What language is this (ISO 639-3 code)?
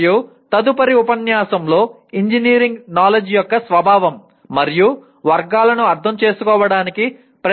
tel